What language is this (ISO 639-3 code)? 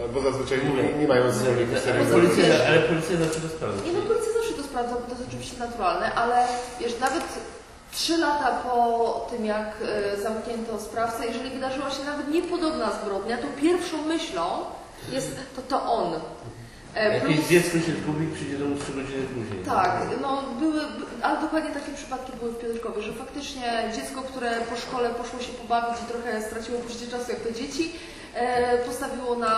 pol